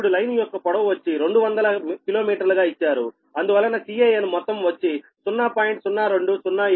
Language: Telugu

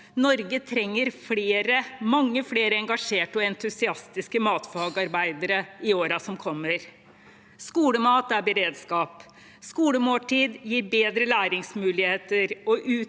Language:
Norwegian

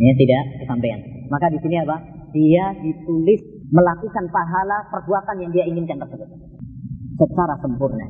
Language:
Malay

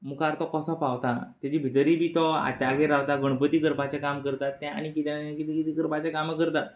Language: Konkani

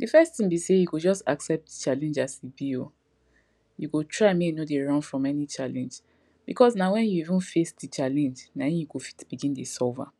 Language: Nigerian Pidgin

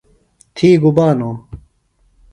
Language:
Phalura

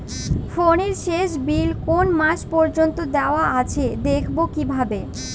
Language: Bangla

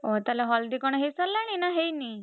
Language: Odia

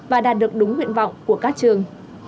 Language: Vietnamese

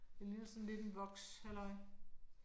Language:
Danish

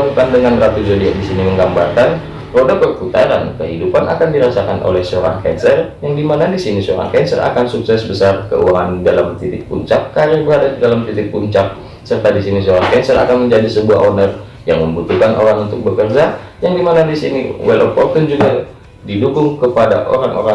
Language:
Indonesian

